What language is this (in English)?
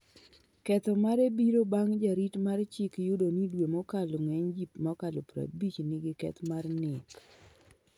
Luo (Kenya and Tanzania)